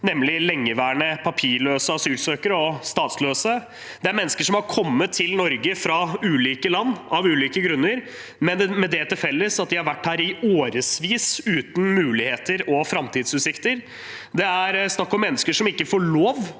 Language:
Norwegian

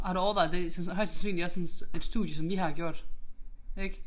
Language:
Danish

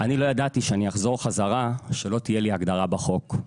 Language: Hebrew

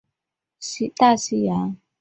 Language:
Chinese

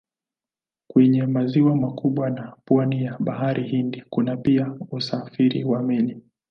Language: Swahili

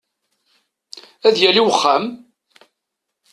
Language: Kabyle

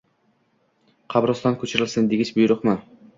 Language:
Uzbek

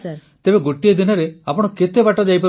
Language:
Odia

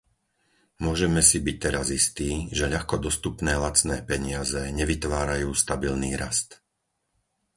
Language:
Slovak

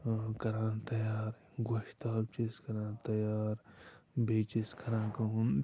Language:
Kashmiri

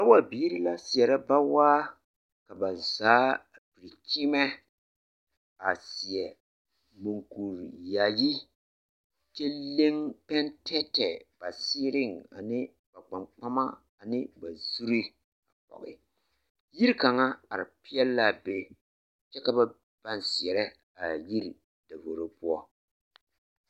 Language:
Southern Dagaare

